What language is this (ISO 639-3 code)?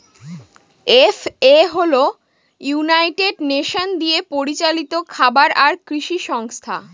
ben